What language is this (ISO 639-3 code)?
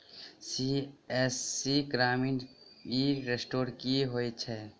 mai